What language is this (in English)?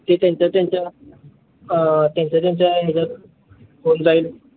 Marathi